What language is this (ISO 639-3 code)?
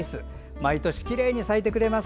jpn